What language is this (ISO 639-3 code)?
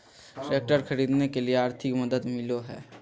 mag